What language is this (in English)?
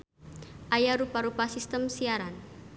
Sundanese